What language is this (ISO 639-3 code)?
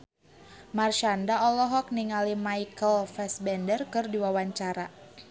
sun